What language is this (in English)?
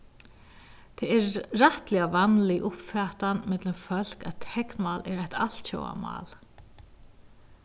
Faroese